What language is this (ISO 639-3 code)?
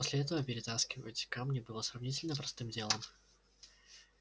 rus